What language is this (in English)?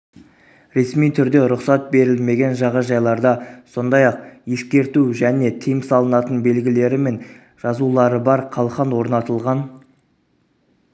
Kazakh